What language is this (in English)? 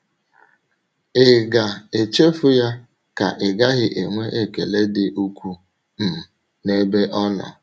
Igbo